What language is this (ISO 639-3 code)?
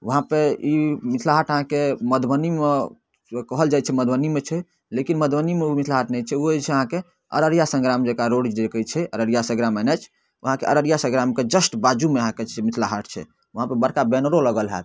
mai